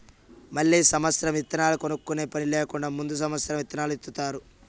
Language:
Telugu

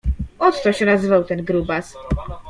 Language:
Polish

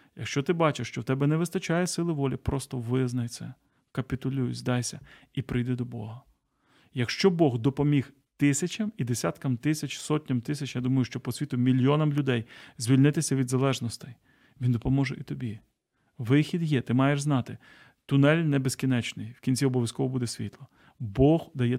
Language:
Ukrainian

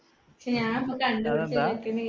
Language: Malayalam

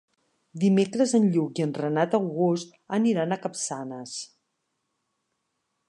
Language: Catalan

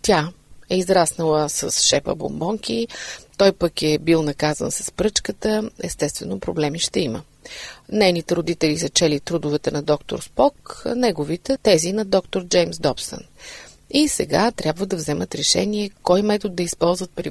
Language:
Bulgarian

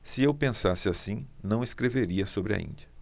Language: Portuguese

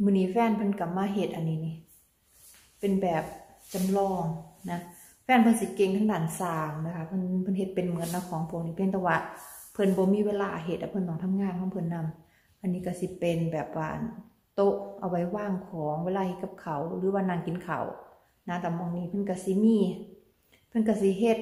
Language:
Thai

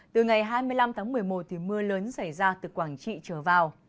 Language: Vietnamese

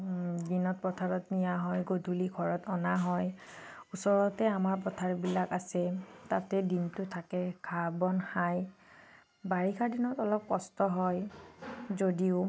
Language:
Assamese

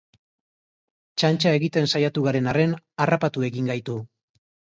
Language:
Basque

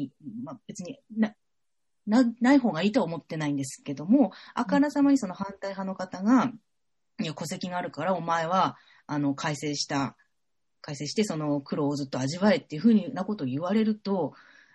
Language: Japanese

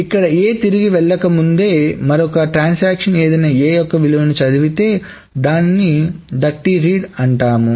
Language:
Telugu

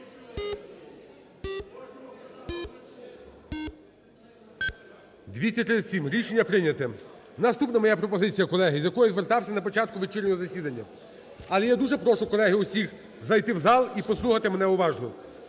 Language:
Ukrainian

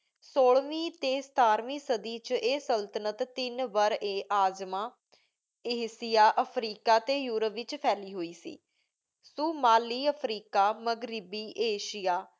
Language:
Punjabi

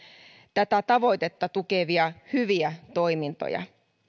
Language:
Finnish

